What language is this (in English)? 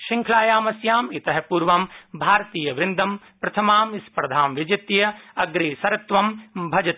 Sanskrit